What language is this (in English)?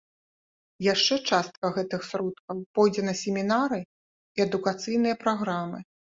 Belarusian